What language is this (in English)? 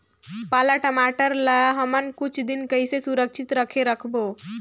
Chhattisgarhi